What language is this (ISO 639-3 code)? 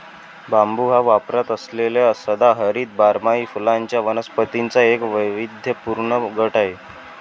mar